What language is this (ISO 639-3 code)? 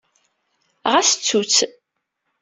kab